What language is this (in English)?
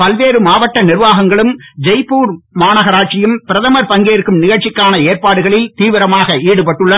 Tamil